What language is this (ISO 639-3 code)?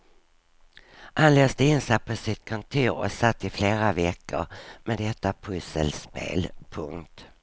swe